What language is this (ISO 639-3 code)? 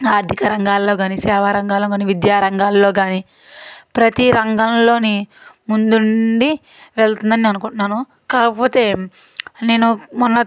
tel